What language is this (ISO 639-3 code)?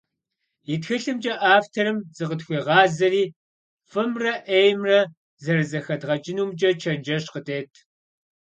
kbd